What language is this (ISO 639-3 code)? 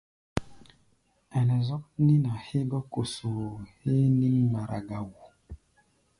gba